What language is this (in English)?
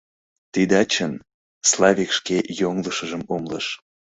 Mari